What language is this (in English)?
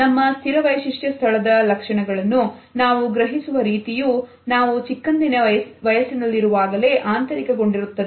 Kannada